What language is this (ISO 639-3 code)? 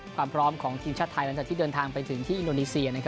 tha